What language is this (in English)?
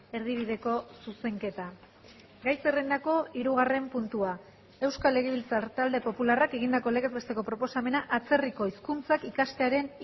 Basque